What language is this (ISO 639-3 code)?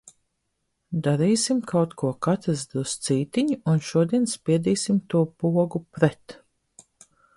lav